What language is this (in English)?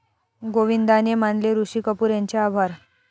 Marathi